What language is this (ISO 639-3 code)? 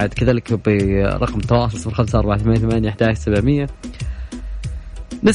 ara